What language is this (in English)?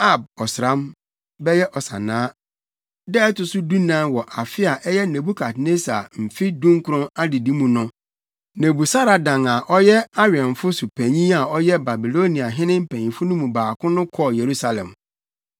Akan